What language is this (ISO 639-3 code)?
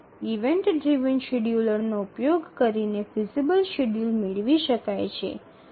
guj